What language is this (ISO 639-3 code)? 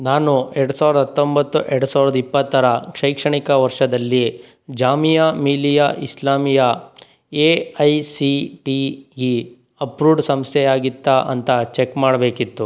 kan